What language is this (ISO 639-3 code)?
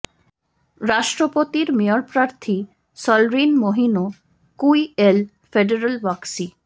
ben